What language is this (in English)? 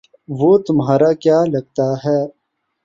Urdu